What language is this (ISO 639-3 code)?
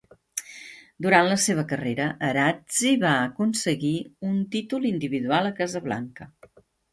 cat